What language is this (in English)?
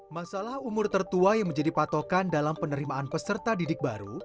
Indonesian